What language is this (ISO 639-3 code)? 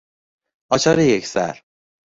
fas